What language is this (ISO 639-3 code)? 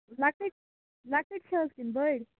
kas